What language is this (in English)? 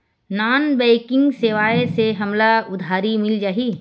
Chhattisgarhi